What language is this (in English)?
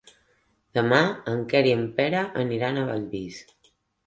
Catalan